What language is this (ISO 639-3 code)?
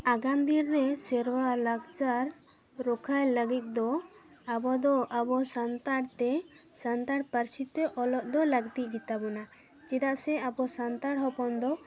sat